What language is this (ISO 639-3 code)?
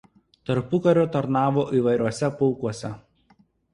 lit